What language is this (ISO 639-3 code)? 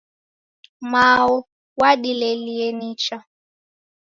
dav